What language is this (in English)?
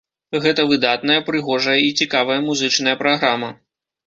Belarusian